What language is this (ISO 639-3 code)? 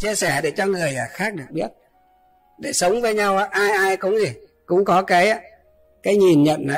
vie